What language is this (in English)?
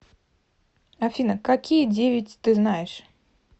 Russian